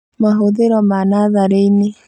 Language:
Kikuyu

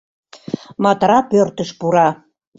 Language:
Mari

